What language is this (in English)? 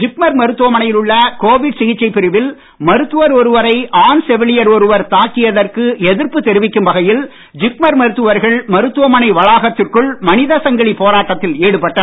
Tamil